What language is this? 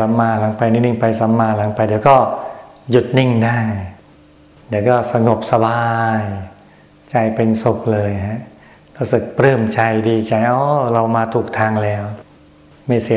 Thai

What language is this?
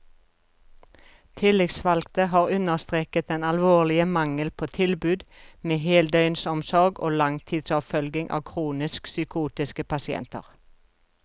Norwegian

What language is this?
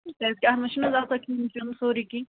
Kashmiri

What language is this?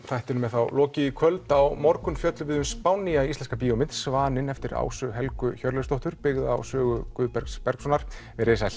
Icelandic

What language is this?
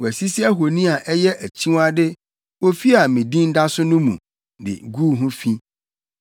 Akan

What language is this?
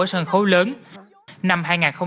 Vietnamese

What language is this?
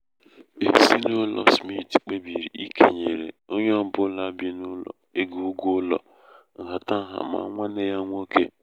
Igbo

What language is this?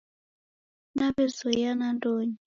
Taita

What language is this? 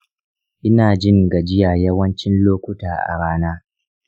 Hausa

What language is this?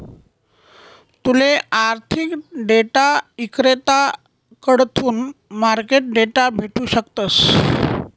Marathi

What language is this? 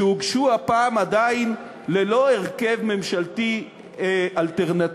Hebrew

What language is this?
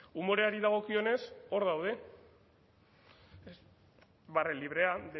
Basque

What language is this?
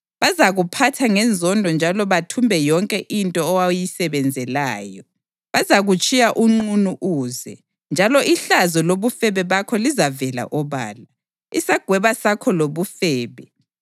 North Ndebele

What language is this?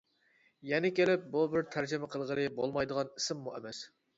Uyghur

